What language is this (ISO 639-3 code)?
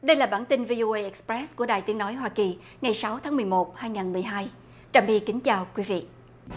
vie